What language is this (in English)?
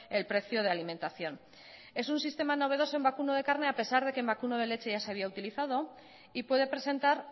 Spanish